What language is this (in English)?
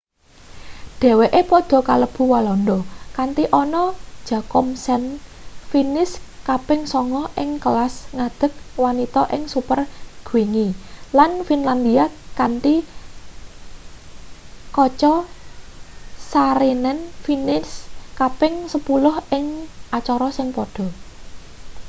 Javanese